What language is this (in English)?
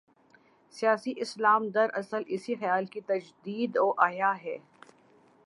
Urdu